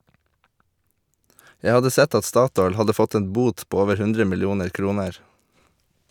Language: Norwegian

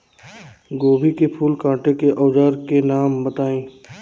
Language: Bhojpuri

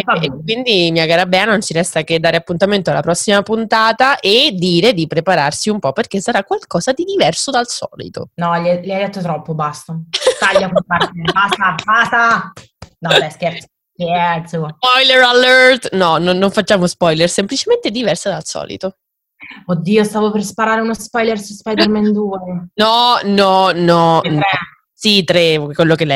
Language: Italian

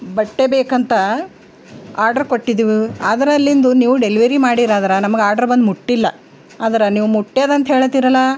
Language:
Kannada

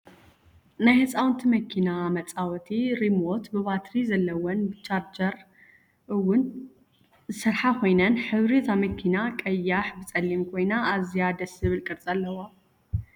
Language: Tigrinya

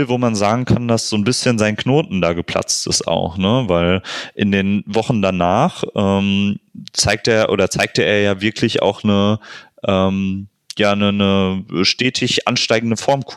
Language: German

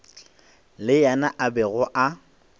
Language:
Northern Sotho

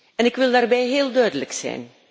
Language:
Dutch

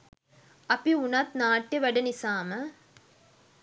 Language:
Sinhala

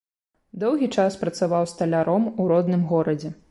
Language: Belarusian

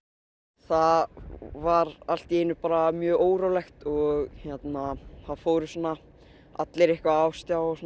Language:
Icelandic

